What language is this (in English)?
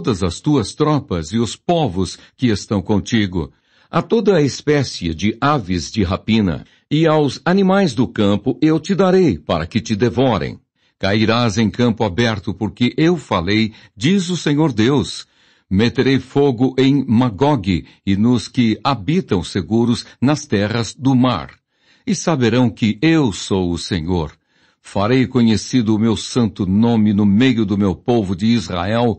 Portuguese